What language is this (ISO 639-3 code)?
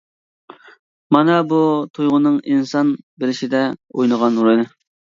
uig